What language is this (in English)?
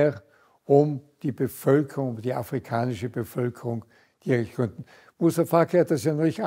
German